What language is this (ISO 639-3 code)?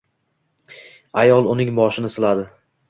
uzb